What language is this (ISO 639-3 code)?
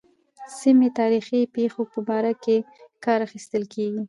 pus